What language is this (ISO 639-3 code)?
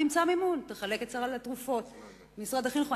heb